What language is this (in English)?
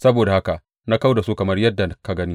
Hausa